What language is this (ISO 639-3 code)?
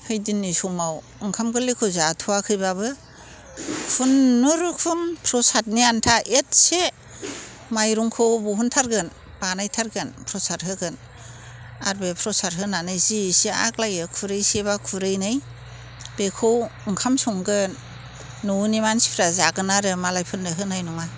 brx